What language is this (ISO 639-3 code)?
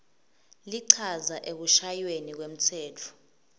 ssw